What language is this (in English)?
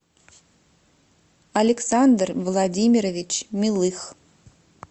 Russian